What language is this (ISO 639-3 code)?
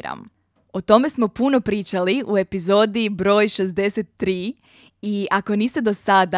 hrv